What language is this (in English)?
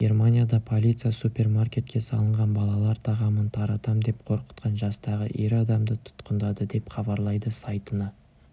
Kazakh